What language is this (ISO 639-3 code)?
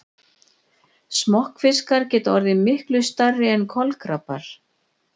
isl